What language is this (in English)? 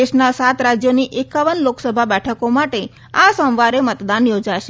Gujarati